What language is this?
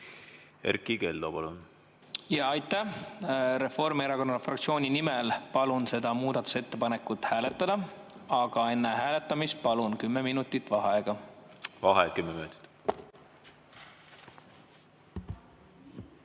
Estonian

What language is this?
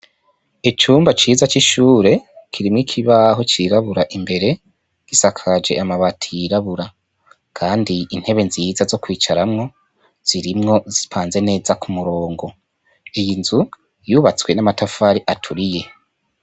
Rundi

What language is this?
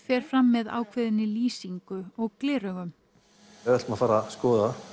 Icelandic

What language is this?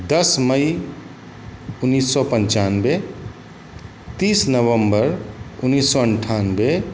Maithili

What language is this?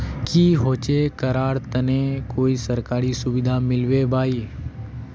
Magahi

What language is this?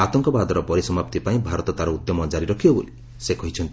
Odia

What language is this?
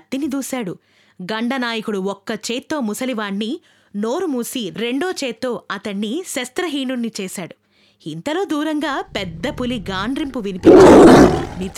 Telugu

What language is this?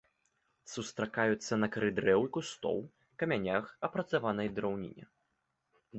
Belarusian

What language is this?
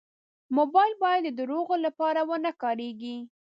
Pashto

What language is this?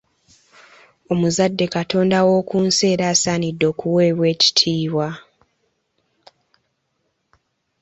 Ganda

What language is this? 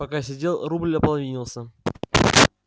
Russian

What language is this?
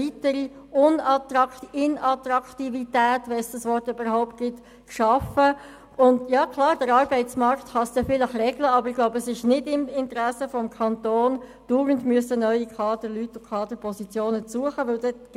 Swiss German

